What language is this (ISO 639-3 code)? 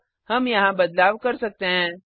hin